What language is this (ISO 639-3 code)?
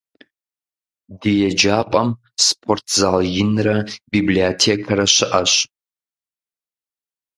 kbd